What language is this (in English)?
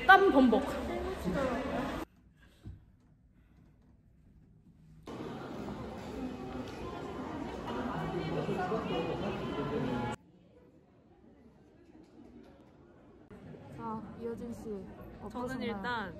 Korean